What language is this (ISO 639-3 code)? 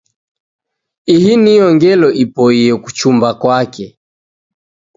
dav